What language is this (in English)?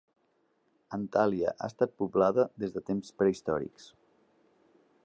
Catalan